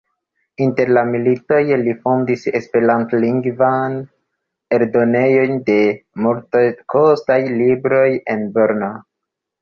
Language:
Esperanto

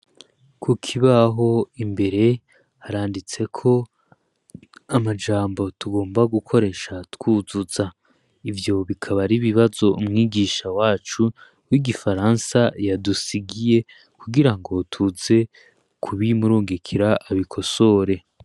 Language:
Rundi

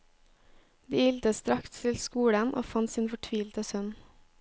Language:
Norwegian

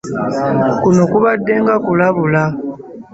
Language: Ganda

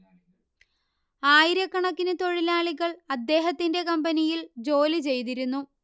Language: Malayalam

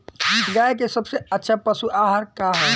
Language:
Bhojpuri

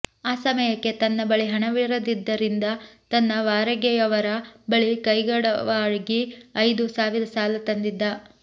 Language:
Kannada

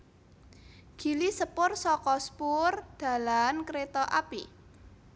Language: Javanese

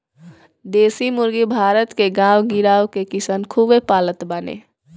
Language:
Bhojpuri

